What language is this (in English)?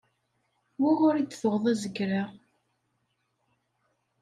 Kabyle